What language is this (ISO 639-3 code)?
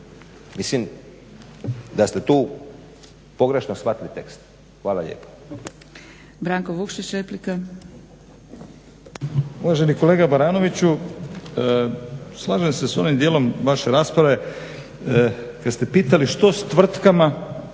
hrv